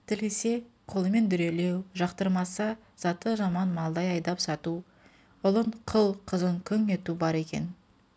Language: Kazakh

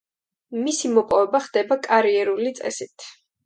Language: Georgian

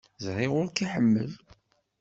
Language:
Kabyle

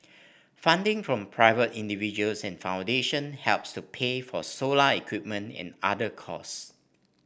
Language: English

